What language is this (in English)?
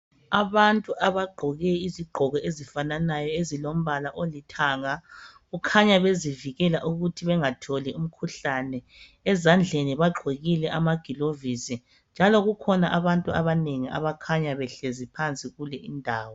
North Ndebele